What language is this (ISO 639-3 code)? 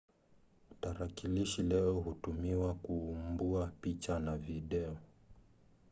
swa